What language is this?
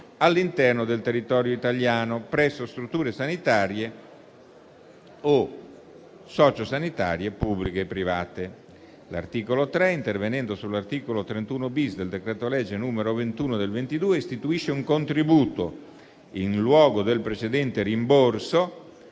Italian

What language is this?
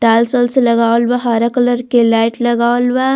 Bhojpuri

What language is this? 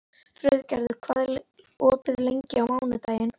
Icelandic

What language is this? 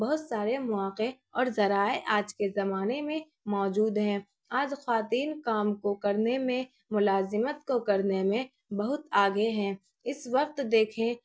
Urdu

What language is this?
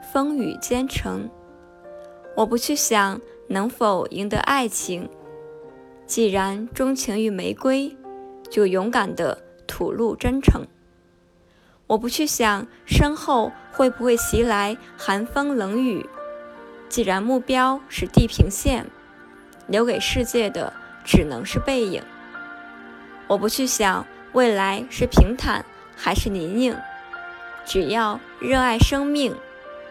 Chinese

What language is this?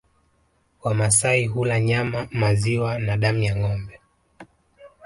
Swahili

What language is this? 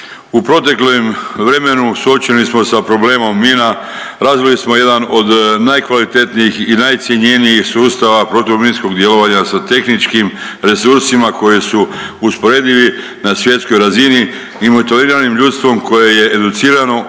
Croatian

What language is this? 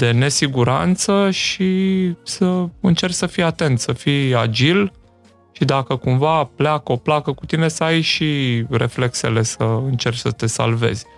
Romanian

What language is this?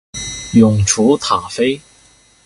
Chinese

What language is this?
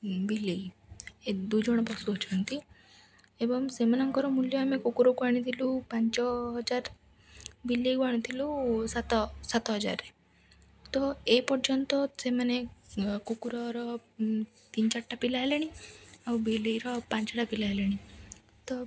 Odia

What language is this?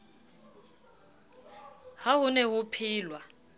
Southern Sotho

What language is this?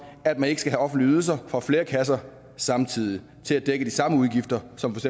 Danish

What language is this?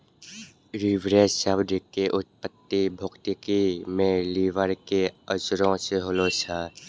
Maithili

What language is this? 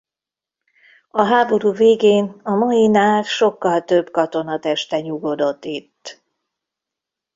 Hungarian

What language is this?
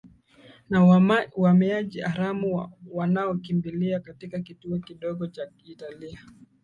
Swahili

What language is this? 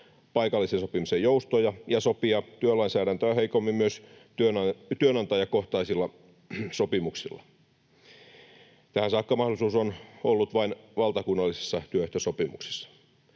Finnish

